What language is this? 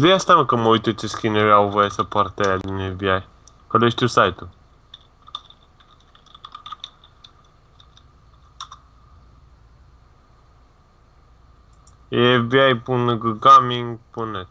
Latvian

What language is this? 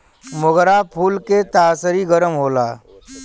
Bhojpuri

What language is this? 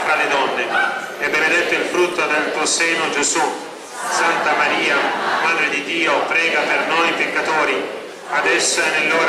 Italian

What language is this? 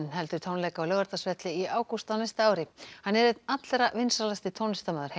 Icelandic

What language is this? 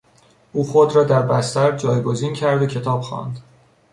Persian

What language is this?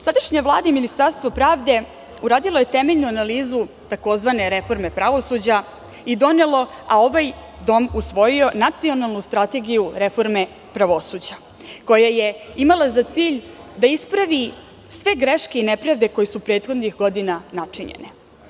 Serbian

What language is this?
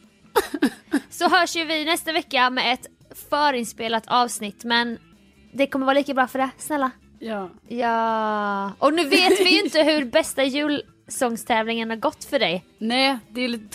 Swedish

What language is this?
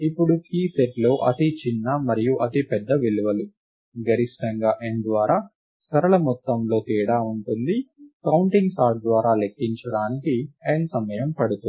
Telugu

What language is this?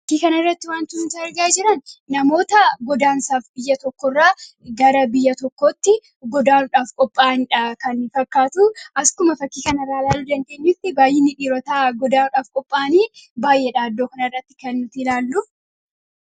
Oromo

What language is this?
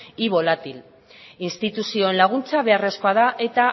Basque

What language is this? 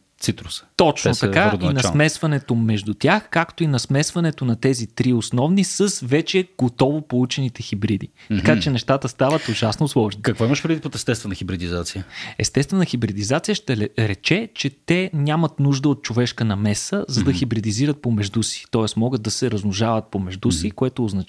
Bulgarian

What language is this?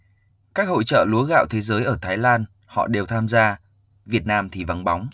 Vietnamese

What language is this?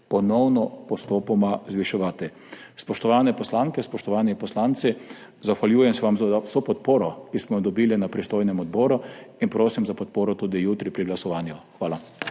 Slovenian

